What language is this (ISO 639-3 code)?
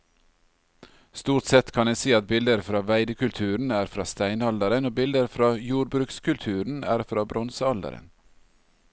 nor